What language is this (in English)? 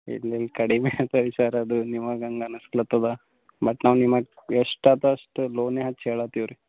Kannada